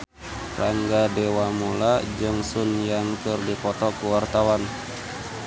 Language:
Sundanese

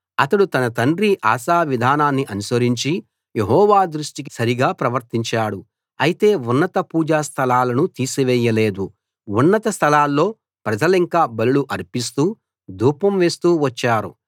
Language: Telugu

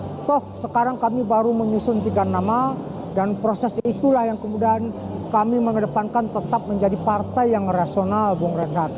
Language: Indonesian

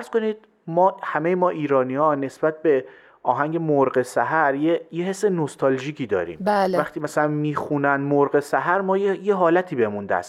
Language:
Persian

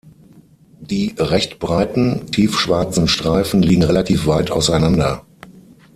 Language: German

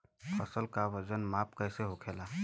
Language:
Bhojpuri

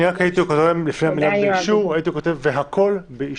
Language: Hebrew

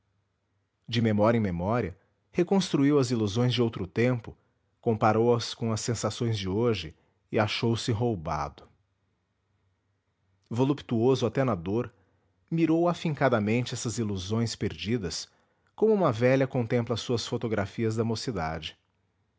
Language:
Portuguese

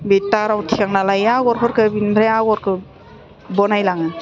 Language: Bodo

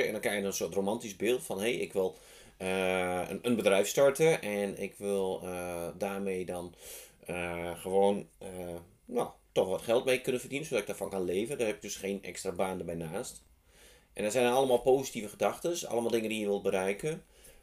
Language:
Dutch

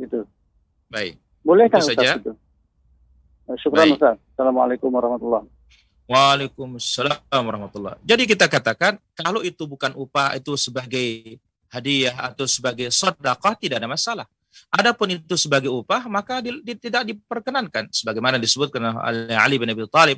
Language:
Indonesian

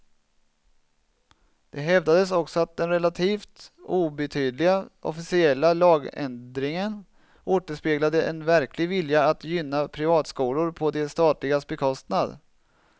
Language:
Swedish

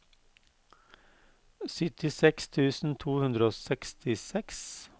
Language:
Norwegian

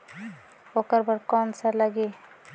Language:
Chhattisgarhi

